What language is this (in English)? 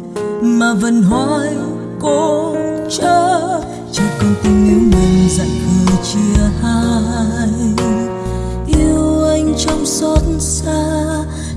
Vietnamese